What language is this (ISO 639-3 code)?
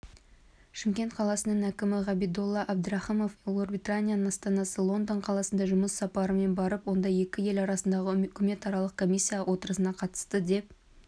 kaz